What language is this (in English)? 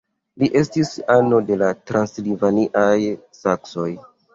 Esperanto